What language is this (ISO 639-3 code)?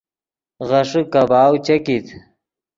ydg